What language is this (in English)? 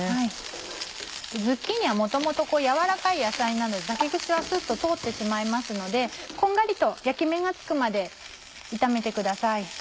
Japanese